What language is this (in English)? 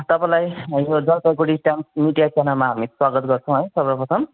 Nepali